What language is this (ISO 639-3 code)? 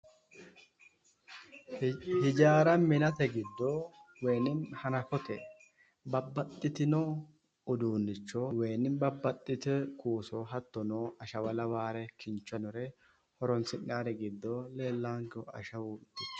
sid